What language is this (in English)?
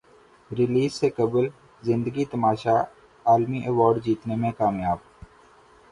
Urdu